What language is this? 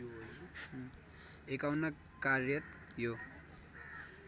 Nepali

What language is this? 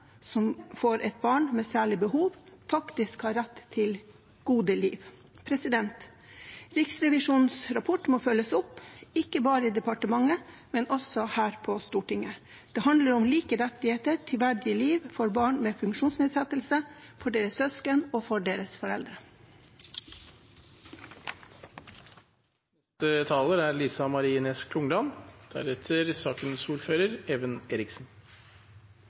Norwegian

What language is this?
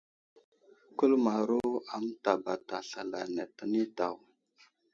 Wuzlam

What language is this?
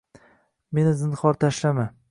Uzbek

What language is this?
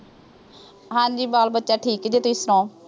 Punjabi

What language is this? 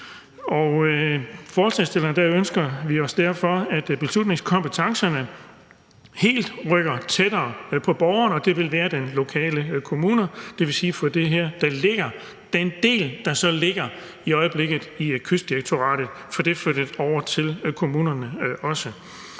Danish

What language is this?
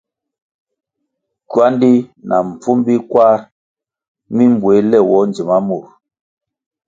Kwasio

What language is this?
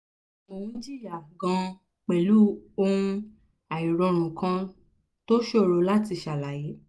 Yoruba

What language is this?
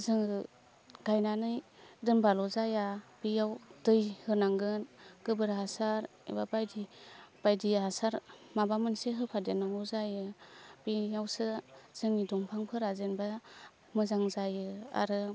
Bodo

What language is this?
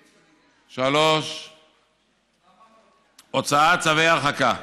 Hebrew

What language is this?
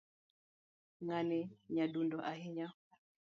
Luo (Kenya and Tanzania)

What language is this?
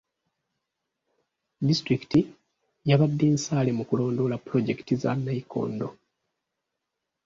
Ganda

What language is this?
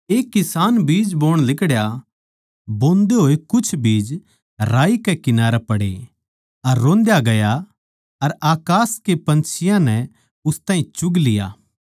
Haryanvi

